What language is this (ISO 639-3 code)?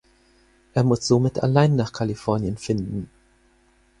deu